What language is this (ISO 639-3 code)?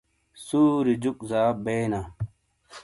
scl